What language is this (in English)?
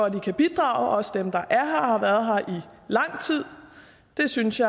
Danish